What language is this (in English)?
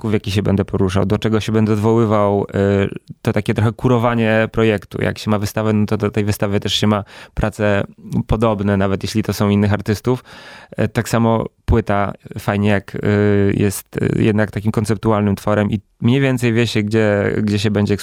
Polish